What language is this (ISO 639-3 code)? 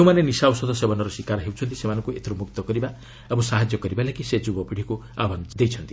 ori